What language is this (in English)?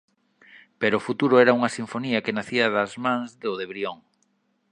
Galician